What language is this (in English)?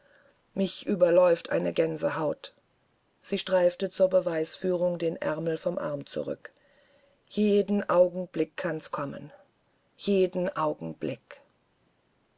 German